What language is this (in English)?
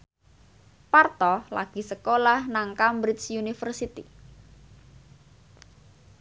Javanese